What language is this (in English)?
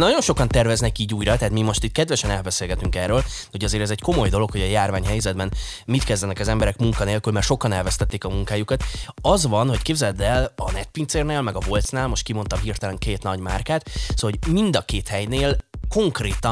Hungarian